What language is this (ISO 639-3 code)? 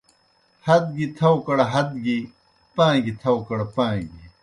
plk